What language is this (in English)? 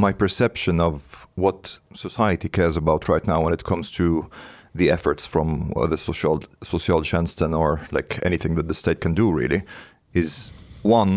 Swedish